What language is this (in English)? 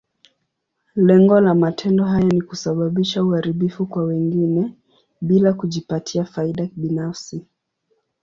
Swahili